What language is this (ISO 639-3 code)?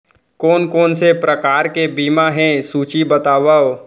hne